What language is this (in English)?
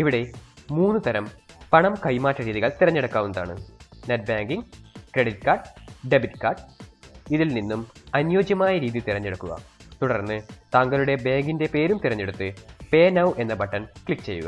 Malayalam